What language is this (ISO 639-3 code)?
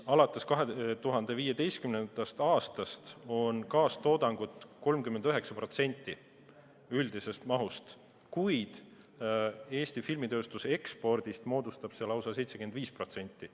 est